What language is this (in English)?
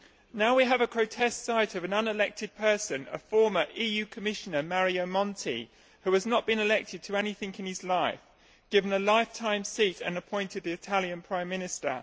English